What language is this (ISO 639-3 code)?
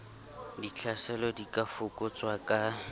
sot